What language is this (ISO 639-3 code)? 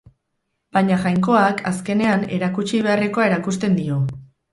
eus